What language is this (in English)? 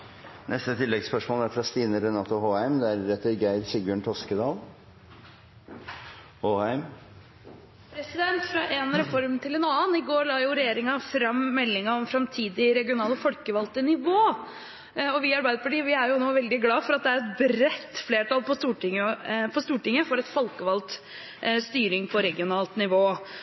Norwegian